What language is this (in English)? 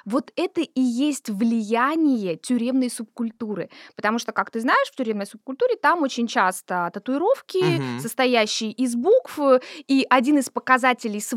Russian